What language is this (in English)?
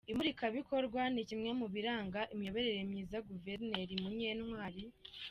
Kinyarwanda